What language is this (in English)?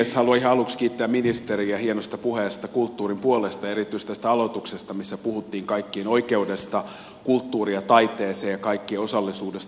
Finnish